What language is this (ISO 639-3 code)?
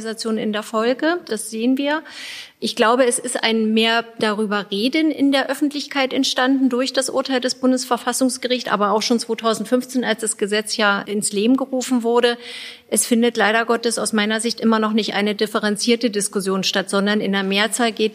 deu